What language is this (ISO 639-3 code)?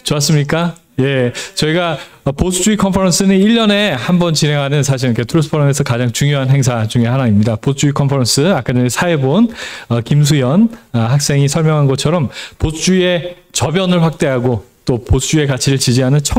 kor